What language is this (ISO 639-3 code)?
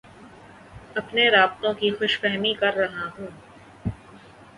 urd